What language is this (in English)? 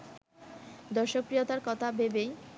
Bangla